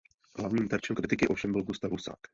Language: Czech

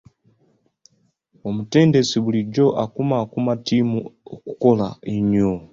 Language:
Ganda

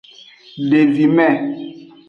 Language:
Aja (Benin)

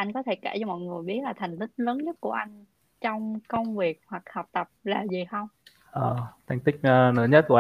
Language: Vietnamese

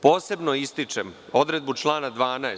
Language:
Serbian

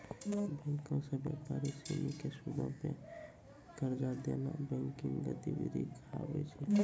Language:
Maithili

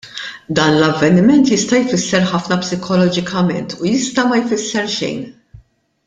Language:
Maltese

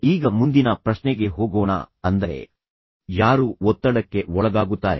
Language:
Kannada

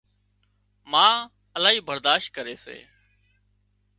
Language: Wadiyara Koli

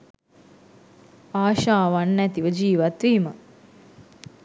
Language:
Sinhala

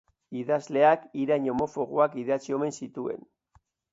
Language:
Basque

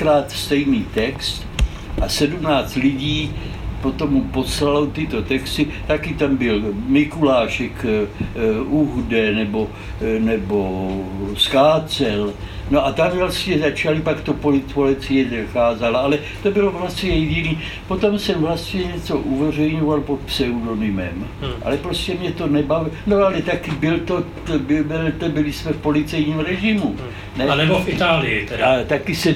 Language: Czech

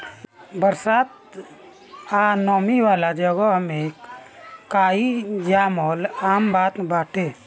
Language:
Bhojpuri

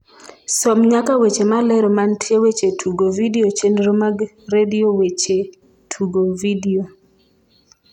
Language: Luo (Kenya and Tanzania)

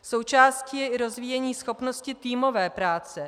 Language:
Czech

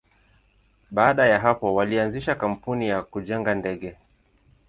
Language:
Swahili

